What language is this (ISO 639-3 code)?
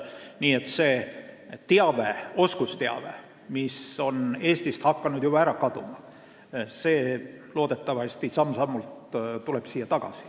est